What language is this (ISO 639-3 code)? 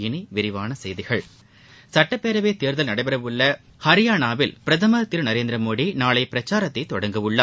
tam